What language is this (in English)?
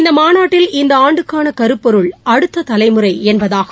Tamil